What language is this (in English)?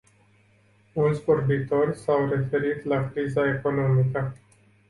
Romanian